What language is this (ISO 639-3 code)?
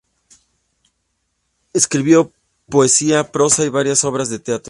spa